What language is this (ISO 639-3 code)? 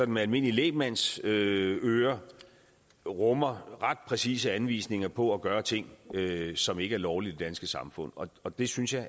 dan